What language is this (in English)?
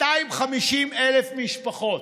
Hebrew